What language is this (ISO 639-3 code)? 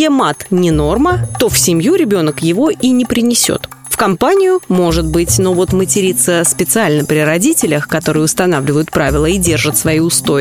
rus